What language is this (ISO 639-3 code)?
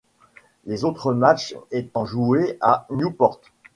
fra